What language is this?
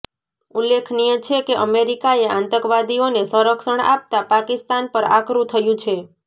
Gujarati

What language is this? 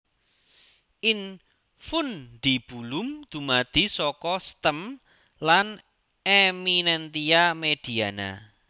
Javanese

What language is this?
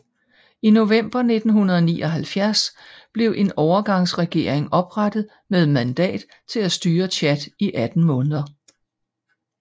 Danish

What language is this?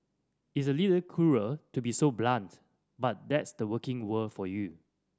English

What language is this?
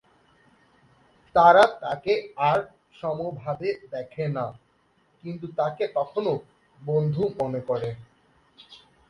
Bangla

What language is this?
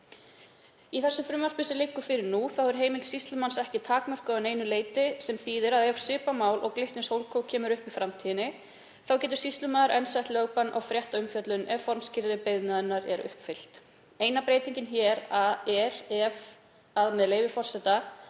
Icelandic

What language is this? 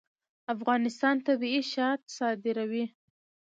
Pashto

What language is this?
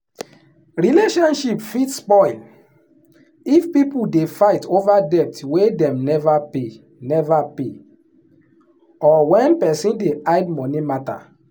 Nigerian Pidgin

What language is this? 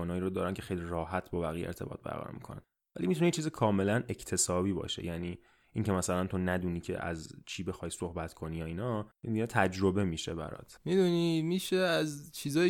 Persian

